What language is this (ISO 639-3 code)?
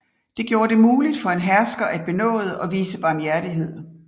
dan